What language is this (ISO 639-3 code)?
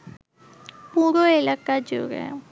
ben